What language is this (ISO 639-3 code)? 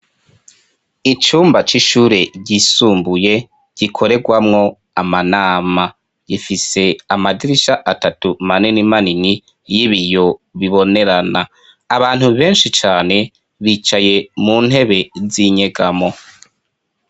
run